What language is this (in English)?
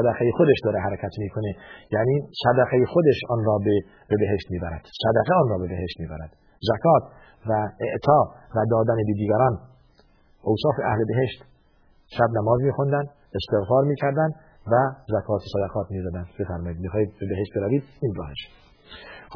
Persian